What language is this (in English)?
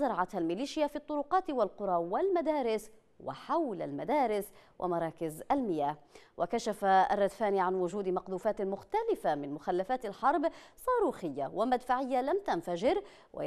Arabic